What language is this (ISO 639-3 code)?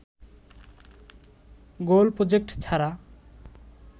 ben